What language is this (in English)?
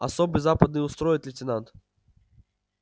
Russian